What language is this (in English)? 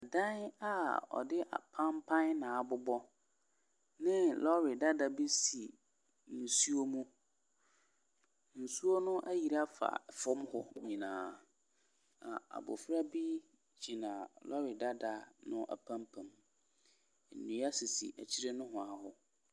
Akan